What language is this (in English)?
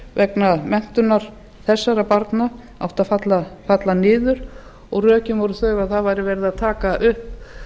Icelandic